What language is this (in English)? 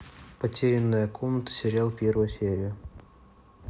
Russian